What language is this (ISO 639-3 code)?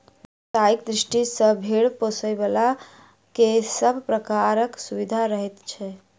mai